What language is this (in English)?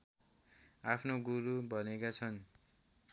Nepali